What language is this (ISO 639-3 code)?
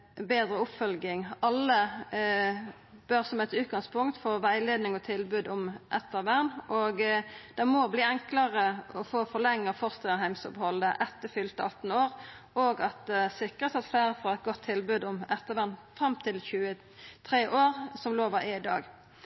nno